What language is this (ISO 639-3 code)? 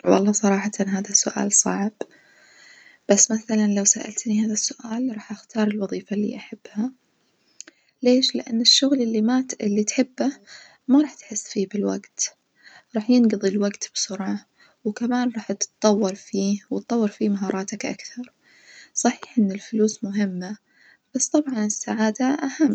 ars